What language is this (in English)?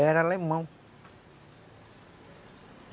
Portuguese